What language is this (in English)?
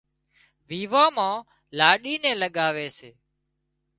Wadiyara Koli